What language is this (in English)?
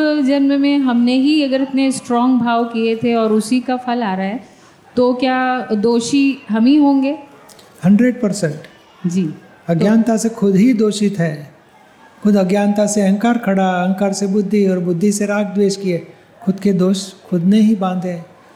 Gujarati